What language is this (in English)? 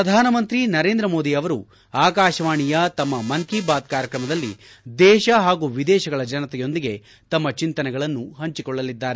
Kannada